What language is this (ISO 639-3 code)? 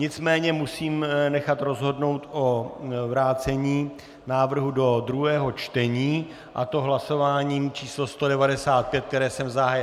ces